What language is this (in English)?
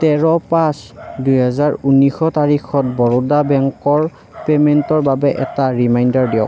Assamese